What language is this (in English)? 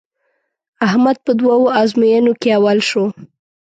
Pashto